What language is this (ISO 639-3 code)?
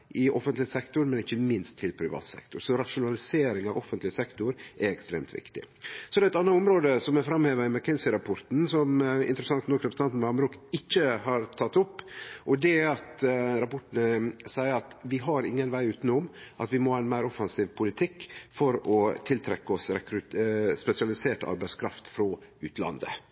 nno